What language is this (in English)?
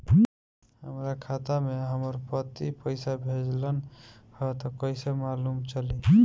Bhojpuri